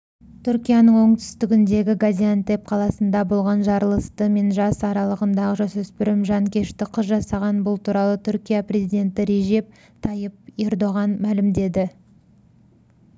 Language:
Kazakh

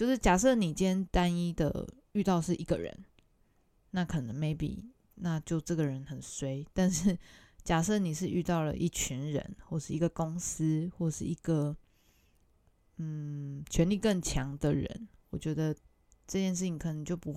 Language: Chinese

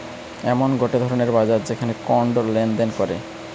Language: Bangla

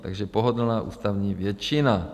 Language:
Czech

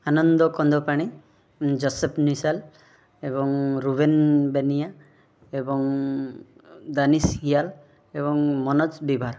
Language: Odia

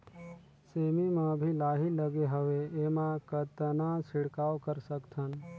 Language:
Chhattisgarhi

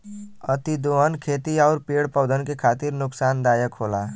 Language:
Bhojpuri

